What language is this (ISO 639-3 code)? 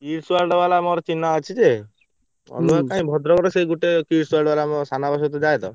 ori